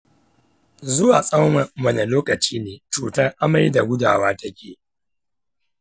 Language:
Hausa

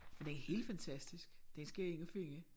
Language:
Danish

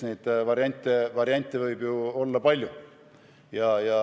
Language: Estonian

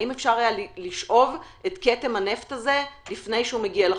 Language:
Hebrew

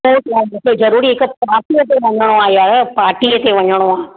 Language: Sindhi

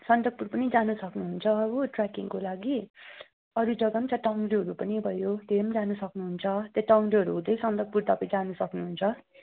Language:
Nepali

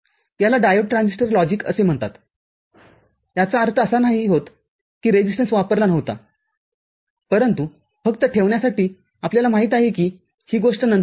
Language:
Marathi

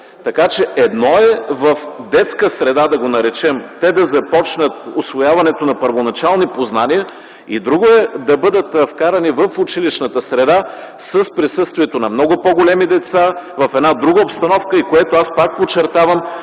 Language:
Bulgarian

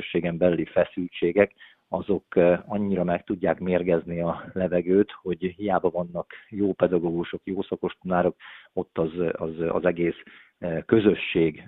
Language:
Hungarian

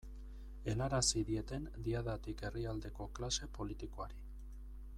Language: Basque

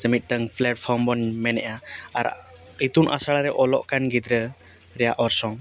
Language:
Santali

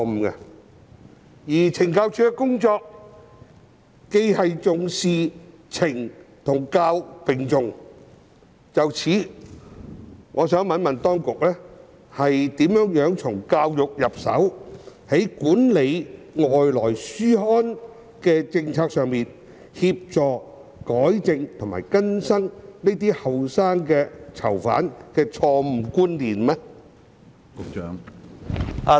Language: Cantonese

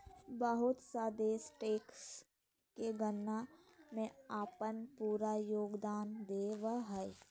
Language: Magahi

